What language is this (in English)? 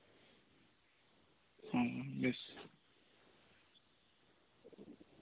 Santali